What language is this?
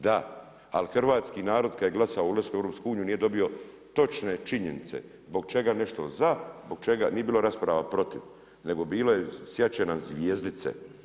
Croatian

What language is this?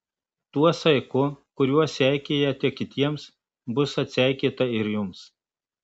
Lithuanian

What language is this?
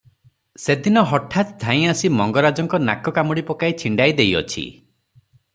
Odia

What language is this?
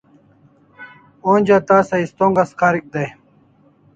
Kalasha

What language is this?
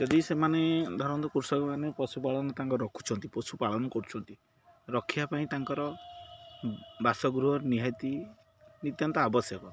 Odia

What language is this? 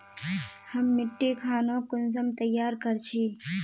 Magahi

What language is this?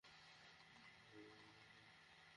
Bangla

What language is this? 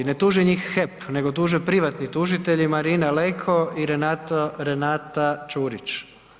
Croatian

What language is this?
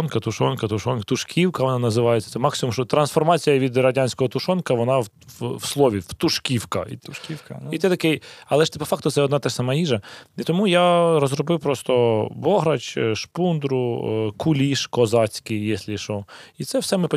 Ukrainian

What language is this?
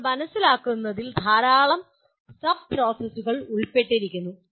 Malayalam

